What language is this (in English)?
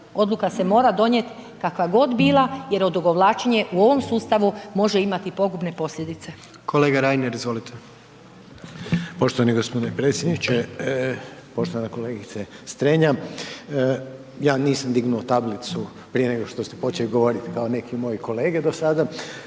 Croatian